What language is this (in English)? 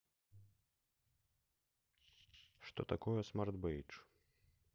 Russian